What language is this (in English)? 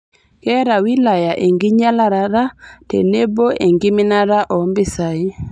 Masai